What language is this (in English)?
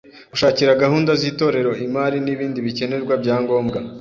Kinyarwanda